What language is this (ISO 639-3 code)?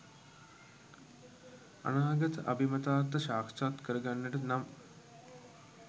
sin